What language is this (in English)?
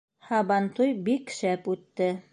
Bashkir